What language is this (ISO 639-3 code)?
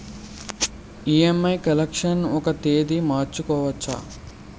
tel